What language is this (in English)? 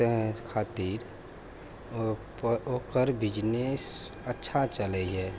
Maithili